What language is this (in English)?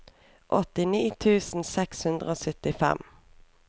Norwegian